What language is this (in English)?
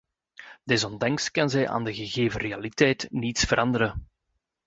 Dutch